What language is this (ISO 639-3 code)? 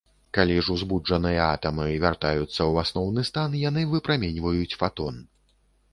bel